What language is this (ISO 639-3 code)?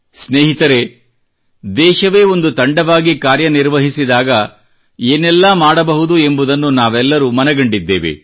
kan